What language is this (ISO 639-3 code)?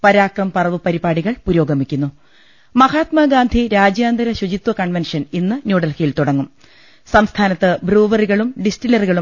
mal